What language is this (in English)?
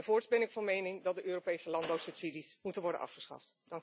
Dutch